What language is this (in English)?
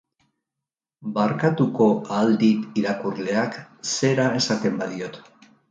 Basque